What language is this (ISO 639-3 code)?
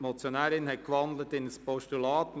gsw